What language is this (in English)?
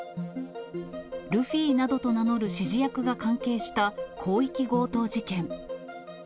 Japanese